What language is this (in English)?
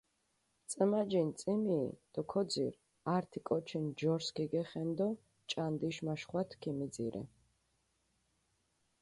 Mingrelian